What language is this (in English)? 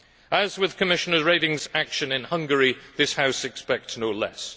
English